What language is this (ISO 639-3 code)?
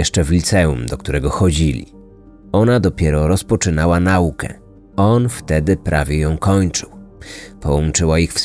pol